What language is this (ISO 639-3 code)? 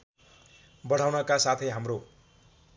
nep